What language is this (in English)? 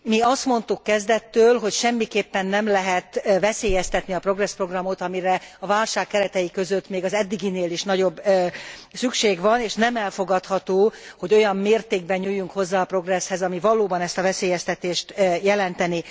Hungarian